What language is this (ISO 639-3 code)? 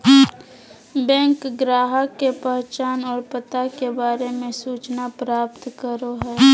mag